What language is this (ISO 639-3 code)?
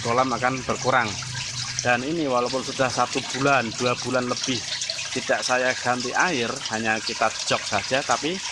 ind